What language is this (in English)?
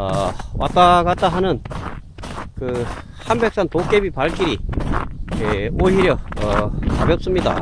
Korean